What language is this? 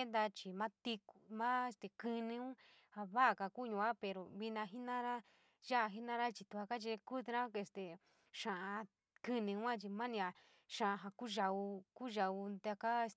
San Miguel El Grande Mixtec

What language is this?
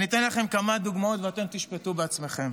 Hebrew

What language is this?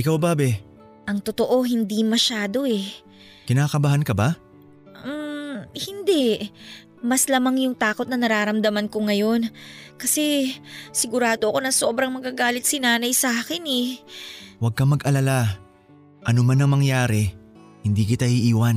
Filipino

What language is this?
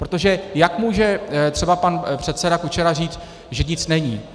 Czech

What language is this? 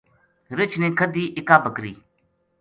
Gujari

